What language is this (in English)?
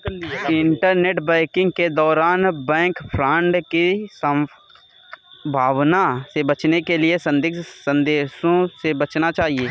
Hindi